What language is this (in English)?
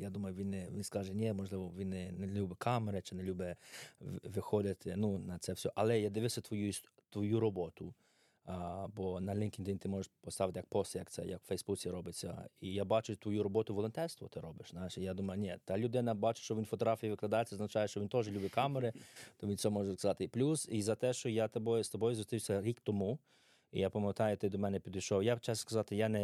Ukrainian